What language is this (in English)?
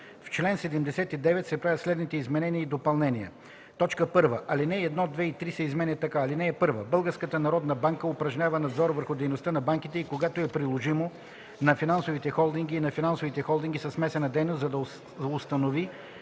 Bulgarian